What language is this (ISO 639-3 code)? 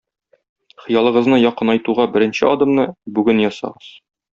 tat